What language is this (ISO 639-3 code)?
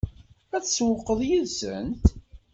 kab